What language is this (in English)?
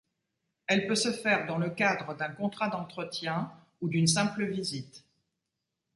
French